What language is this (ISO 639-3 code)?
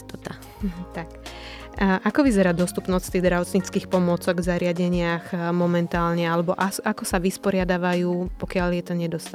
slk